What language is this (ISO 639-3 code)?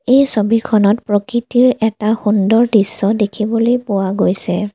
asm